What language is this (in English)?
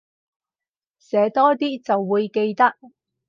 Cantonese